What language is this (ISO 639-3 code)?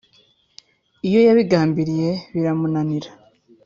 kin